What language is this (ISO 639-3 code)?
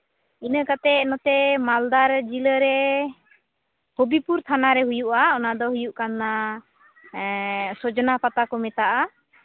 sat